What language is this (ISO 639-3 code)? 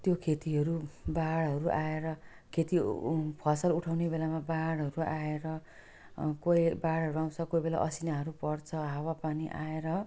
nep